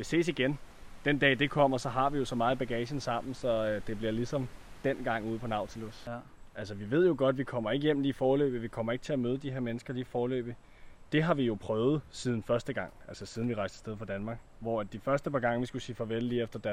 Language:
Danish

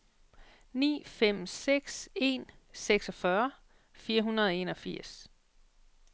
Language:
Danish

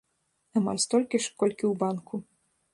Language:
Belarusian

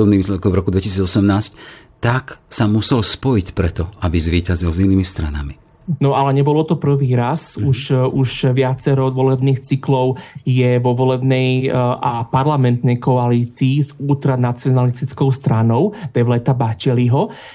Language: Slovak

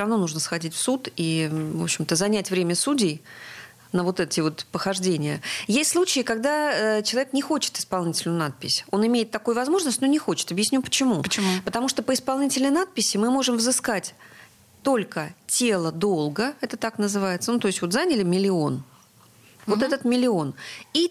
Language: Russian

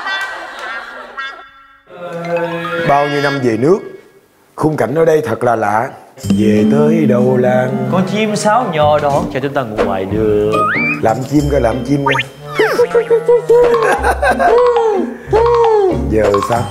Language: Vietnamese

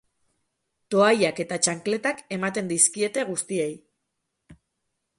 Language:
Basque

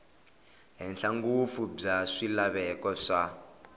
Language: Tsonga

